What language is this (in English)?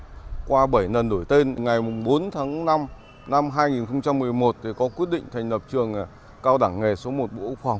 Vietnamese